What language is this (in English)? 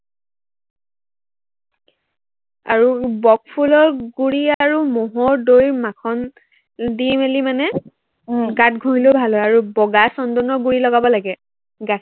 Assamese